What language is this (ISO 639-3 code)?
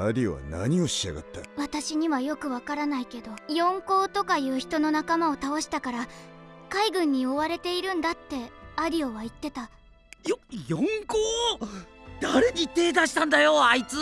jpn